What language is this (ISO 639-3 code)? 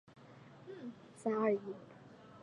zho